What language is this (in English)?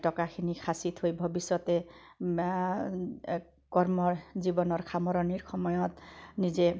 Assamese